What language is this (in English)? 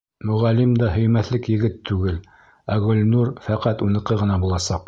Bashkir